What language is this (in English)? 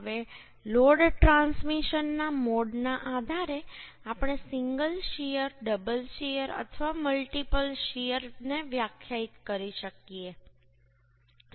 Gujarati